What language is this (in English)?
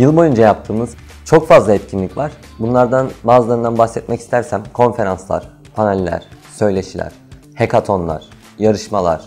Turkish